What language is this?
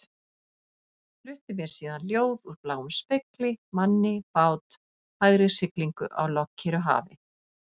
Icelandic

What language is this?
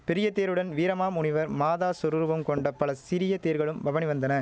Tamil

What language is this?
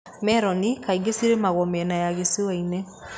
Kikuyu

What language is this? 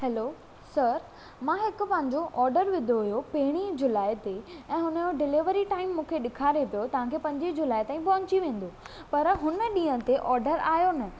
Sindhi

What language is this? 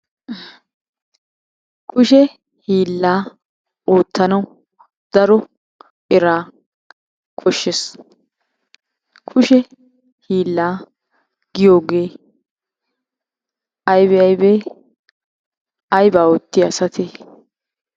Wolaytta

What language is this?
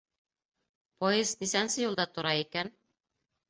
Bashkir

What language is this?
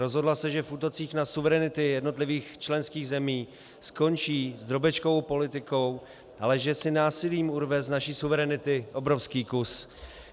Czech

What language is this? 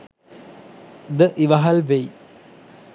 Sinhala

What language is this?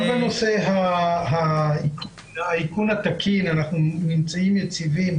Hebrew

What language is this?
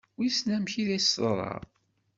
Kabyle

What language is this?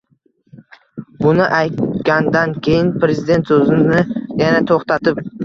Uzbek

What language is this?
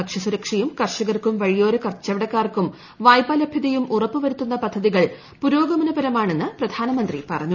Malayalam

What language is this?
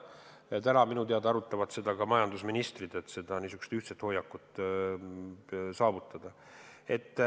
Estonian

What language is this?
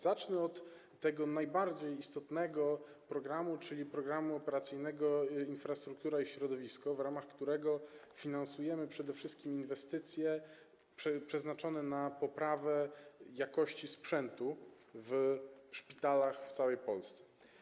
Polish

